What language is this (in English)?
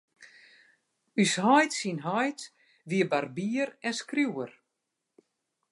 Western Frisian